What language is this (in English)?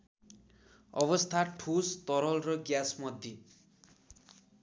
Nepali